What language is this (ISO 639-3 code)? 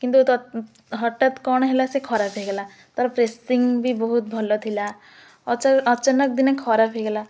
ori